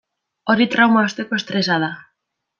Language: Basque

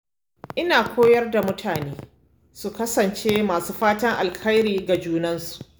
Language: Hausa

